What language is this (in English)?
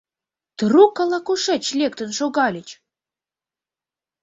Mari